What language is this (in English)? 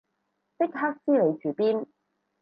Cantonese